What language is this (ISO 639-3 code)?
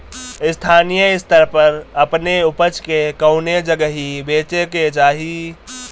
bho